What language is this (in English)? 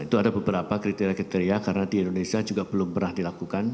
Indonesian